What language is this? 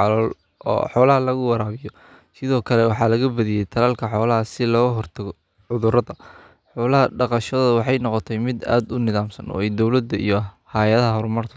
Somali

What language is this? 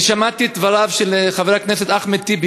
Hebrew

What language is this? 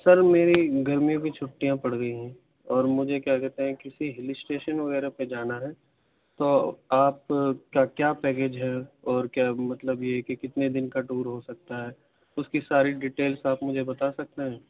Urdu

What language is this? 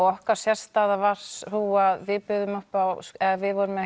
Icelandic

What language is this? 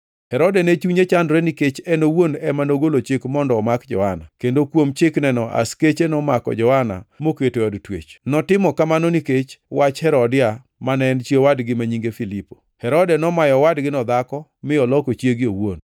Luo (Kenya and Tanzania)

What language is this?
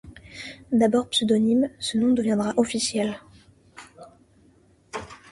French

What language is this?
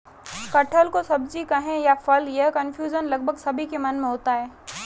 Hindi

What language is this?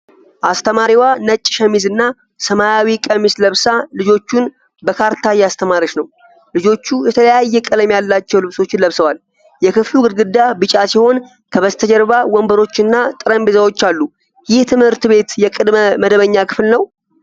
Amharic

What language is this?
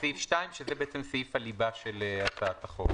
Hebrew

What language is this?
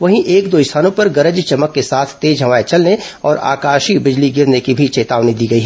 Hindi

